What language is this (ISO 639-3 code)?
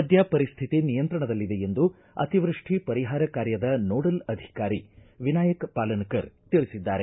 kan